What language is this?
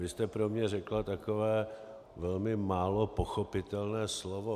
Czech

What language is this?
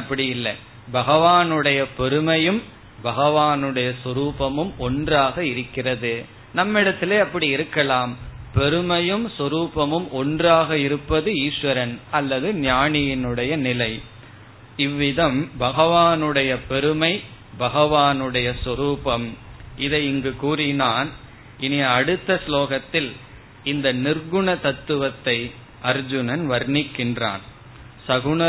Tamil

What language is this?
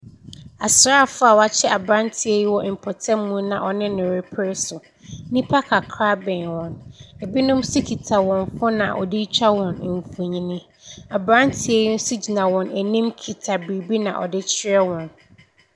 Akan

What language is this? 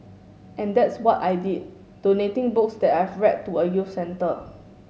English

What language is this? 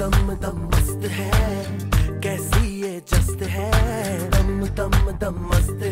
Arabic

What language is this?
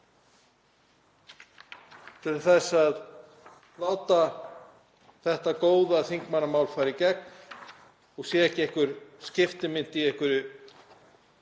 Icelandic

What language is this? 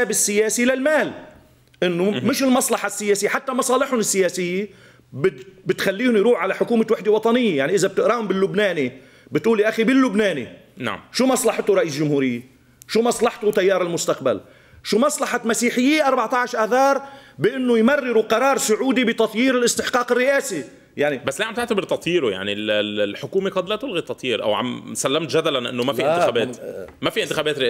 Arabic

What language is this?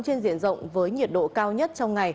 Vietnamese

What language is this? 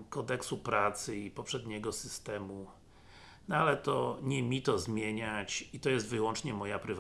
Polish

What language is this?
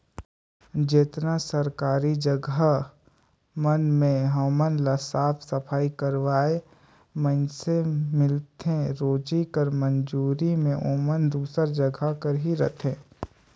Chhattisgarhi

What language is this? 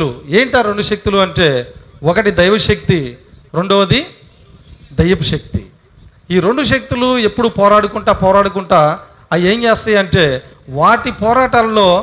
Telugu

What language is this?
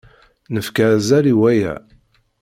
Kabyle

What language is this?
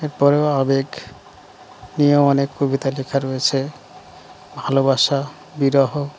Bangla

